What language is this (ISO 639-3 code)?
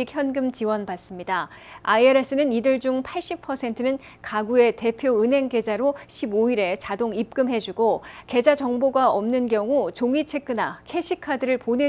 kor